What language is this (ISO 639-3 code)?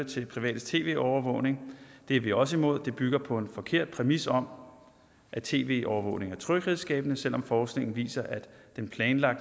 dan